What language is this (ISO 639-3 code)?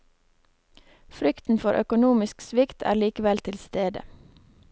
nor